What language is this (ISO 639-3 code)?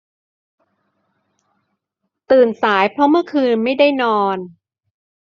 tha